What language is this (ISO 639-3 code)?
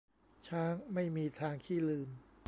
tha